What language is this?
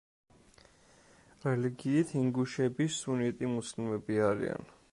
Georgian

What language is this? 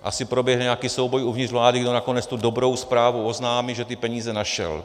Czech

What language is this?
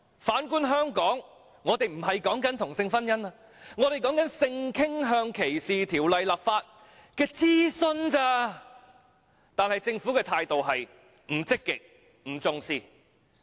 Cantonese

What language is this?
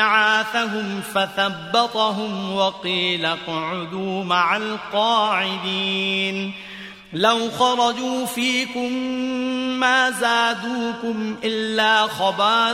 Korean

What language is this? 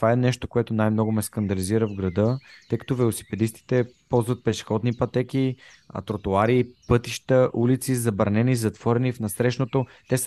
Bulgarian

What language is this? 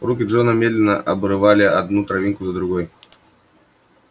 Russian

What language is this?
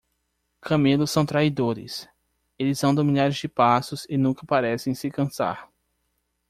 Portuguese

